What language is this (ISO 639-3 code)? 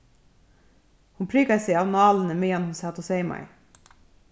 fao